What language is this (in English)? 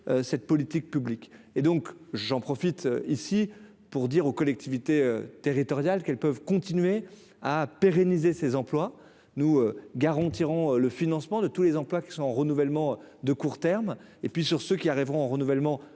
French